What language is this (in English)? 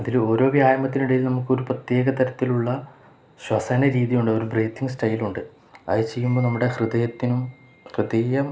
Malayalam